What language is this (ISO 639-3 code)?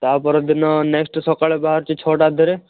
ori